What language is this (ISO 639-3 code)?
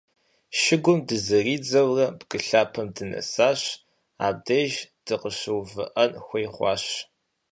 kbd